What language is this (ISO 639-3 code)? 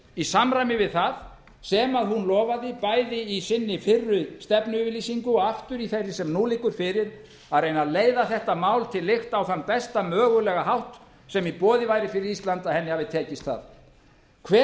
isl